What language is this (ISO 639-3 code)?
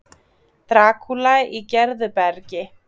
isl